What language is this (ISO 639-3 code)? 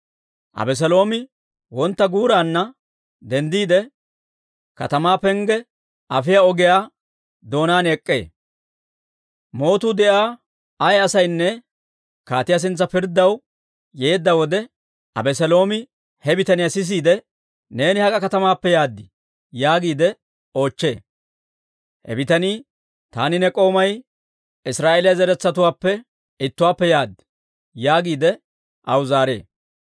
dwr